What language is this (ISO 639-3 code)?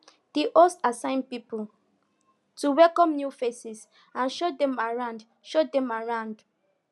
pcm